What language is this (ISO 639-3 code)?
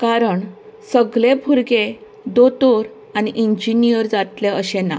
kok